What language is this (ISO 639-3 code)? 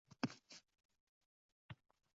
uzb